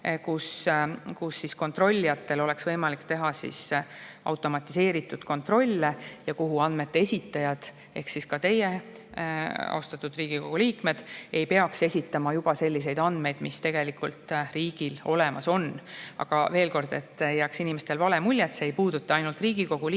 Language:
Estonian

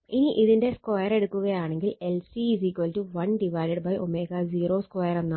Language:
Malayalam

